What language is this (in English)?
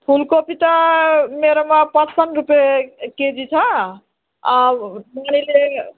Nepali